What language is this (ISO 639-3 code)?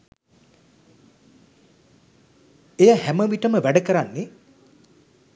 sin